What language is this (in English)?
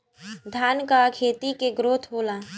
Bhojpuri